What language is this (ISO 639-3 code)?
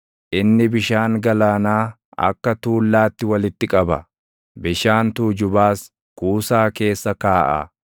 orm